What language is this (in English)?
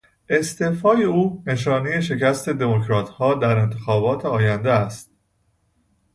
Persian